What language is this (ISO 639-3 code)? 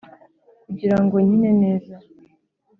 kin